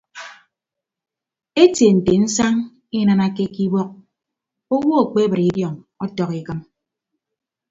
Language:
Ibibio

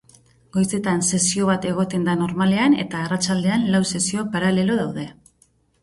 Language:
Basque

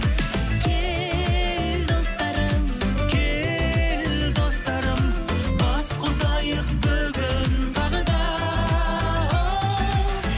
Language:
Kazakh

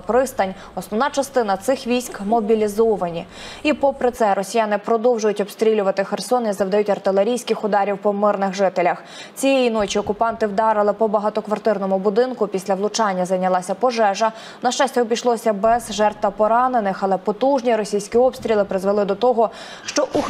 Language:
Ukrainian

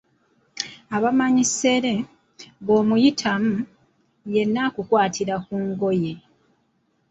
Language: Ganda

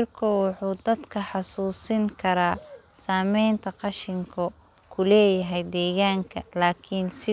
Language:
Somali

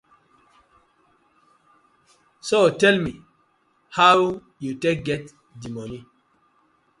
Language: Nigerian Pidgin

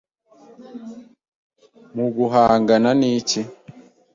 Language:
Kinyarwanda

